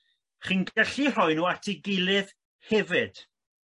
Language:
Welsh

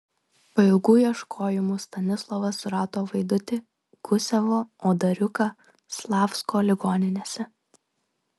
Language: Lithuanian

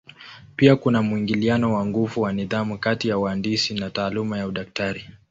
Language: Swahili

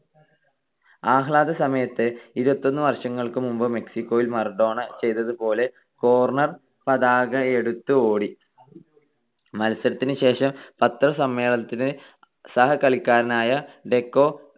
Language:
Malayalam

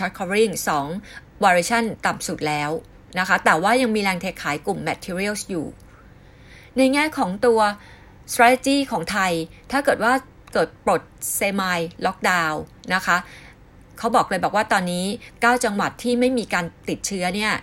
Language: Thai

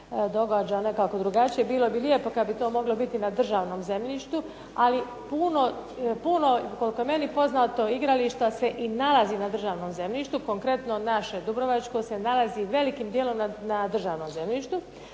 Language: Croatian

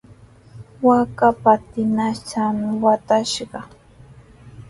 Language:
Sihuas Ancash Quechua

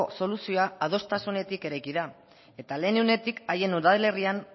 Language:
Basque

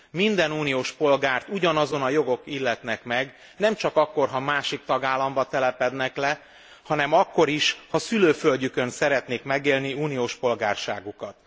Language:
Hungarian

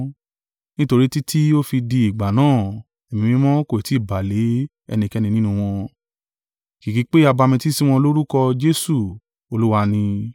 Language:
Yoruba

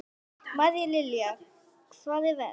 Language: Icelandic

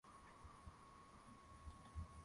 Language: Swahili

